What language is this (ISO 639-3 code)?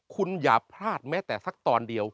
tha